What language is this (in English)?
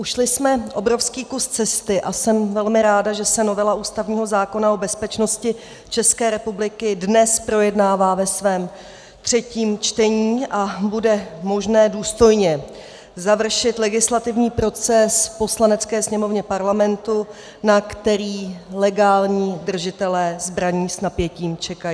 Czech